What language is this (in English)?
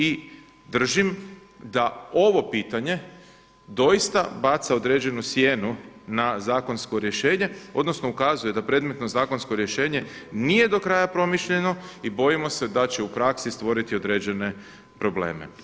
Croatian